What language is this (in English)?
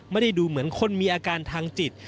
Thai